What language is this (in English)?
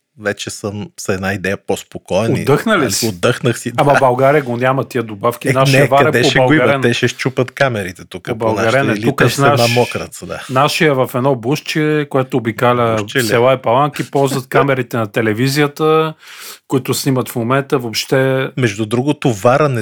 Bulgarian